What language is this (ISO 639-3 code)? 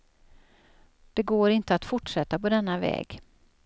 swe